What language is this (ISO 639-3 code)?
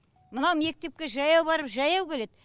kaz